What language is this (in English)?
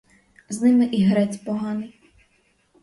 Ukrainian